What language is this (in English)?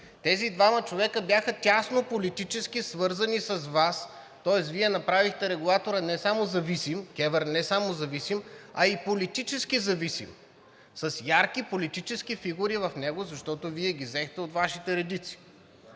Bulgarian